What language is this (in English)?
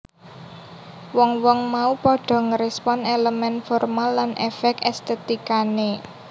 Javanese